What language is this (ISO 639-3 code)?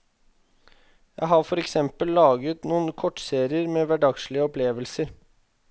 nor